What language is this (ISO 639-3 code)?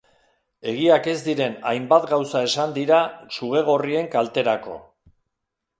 eus